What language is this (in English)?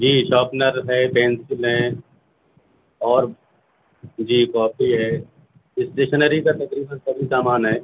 Urdu